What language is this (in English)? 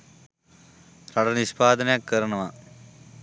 Sinhala